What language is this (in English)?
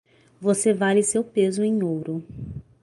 Portuguese